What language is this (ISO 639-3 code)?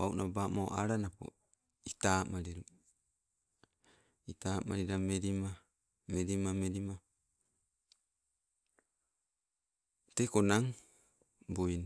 nco